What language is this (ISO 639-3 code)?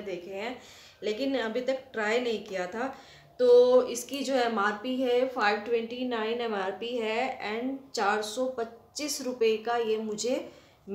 hin